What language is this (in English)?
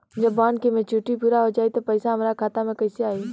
Bhojpuri